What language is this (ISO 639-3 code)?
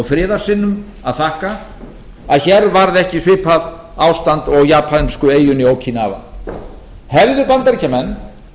isl